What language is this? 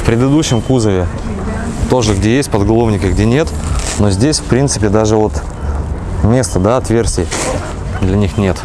Russian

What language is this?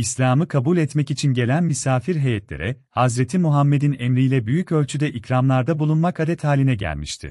Turkish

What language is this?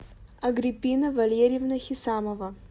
Russian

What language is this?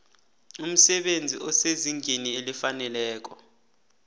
South Ndebele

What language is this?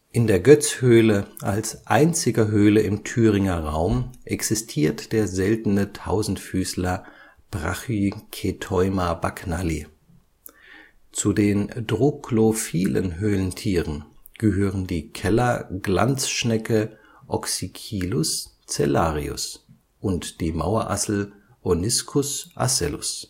German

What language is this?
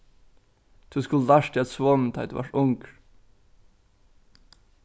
Faroese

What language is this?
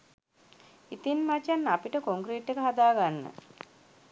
Sinhala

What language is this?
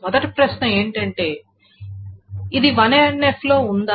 Telugu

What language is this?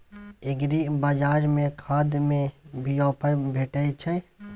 Maithili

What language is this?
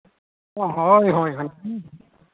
Santali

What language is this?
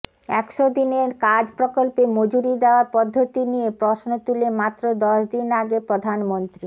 Bangla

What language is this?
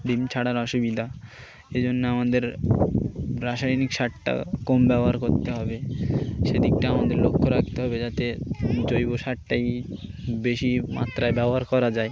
Bangla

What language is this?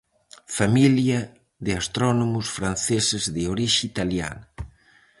Galician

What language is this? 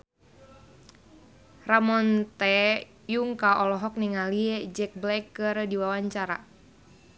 Sundanese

